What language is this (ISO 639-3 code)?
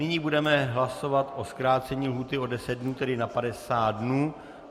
ces